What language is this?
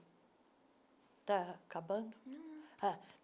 Portuguese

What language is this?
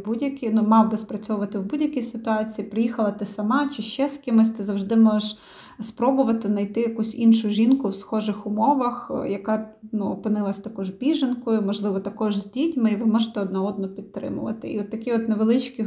Ukrainian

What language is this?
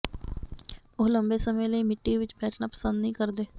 Punjabi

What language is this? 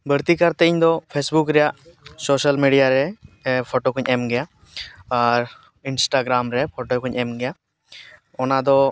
Santali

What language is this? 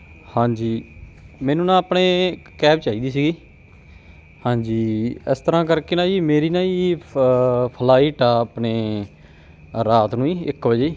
Punjabi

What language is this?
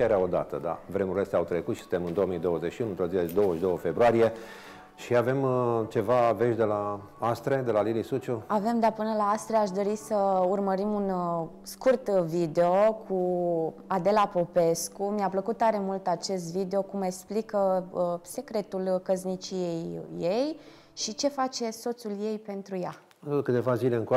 Romanian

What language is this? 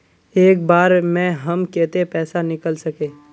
Magahi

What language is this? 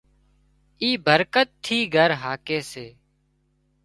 Wadiyara Koli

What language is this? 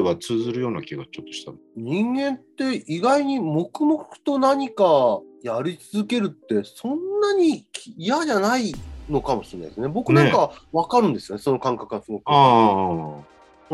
Japanese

